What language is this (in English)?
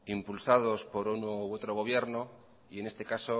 Spanish